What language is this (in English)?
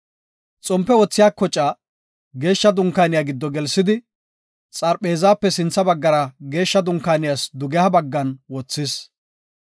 Gofa